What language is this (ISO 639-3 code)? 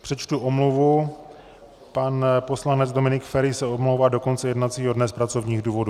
ces